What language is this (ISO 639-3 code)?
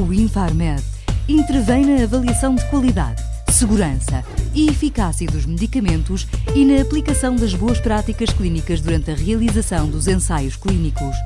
por